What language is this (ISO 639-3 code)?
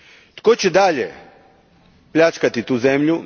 hrv